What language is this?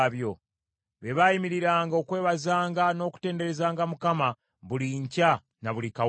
Ganda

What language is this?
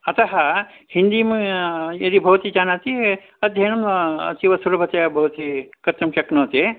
Sanskrit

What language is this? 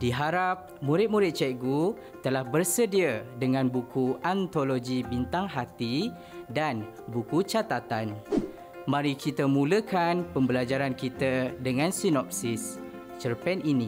Malay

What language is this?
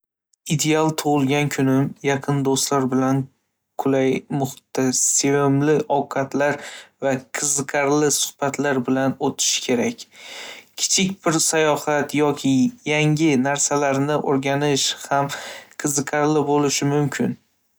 Uzbek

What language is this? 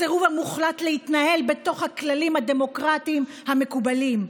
Hebrew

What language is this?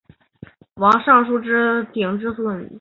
Chinese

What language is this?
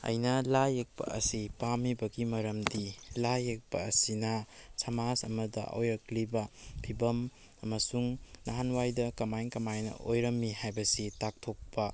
Manipuri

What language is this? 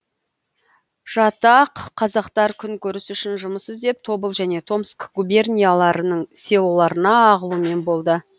Kazakh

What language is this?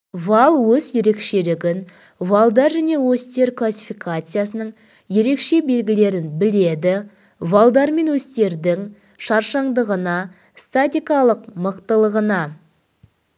Kazakh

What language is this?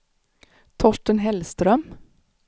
Swedish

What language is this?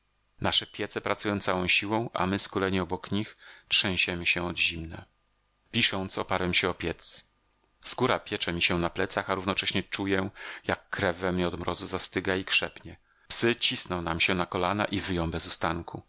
Polish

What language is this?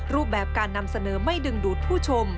Thai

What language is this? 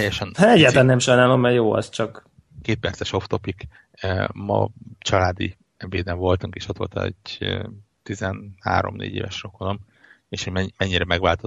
Hungarian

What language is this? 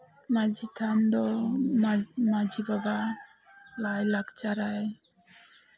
Santali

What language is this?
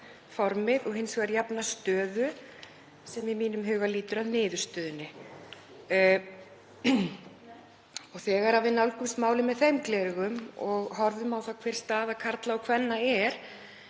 Icelandic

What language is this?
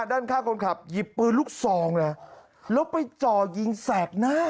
Thai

